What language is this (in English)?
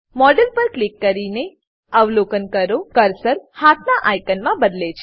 Gujarati